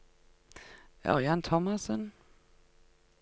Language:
Norwegian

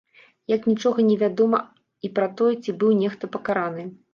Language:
Belarusian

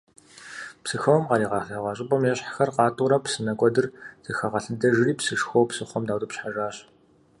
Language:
Kabardian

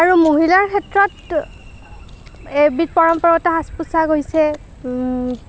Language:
Assamese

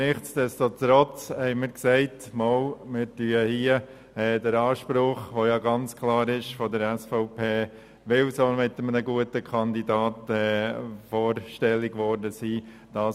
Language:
Swiss German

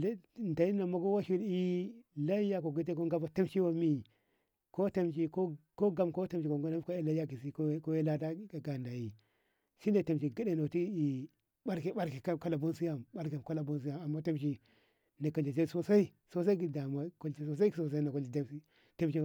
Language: Ngamo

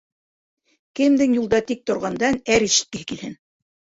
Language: Bashkir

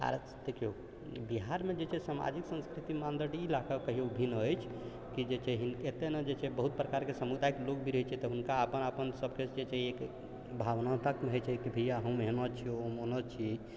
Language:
Maithili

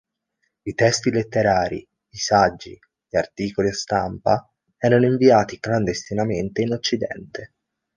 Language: Italian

